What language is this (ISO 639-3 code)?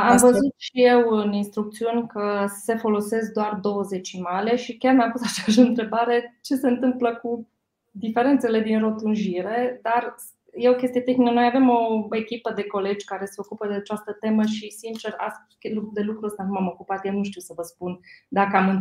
ron